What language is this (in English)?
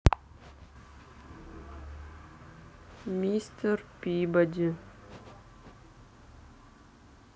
Russian